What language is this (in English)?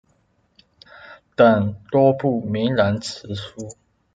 Chinese